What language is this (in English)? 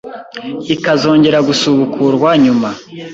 Kinyarwanda